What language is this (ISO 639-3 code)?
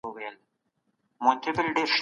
pus